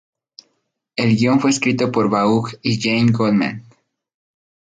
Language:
Spanish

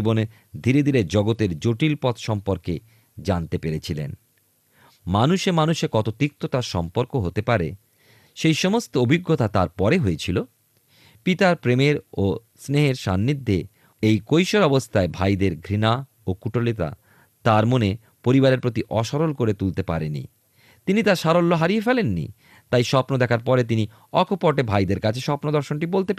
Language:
Bangla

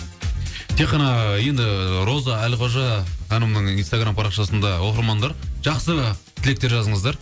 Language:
Kazakh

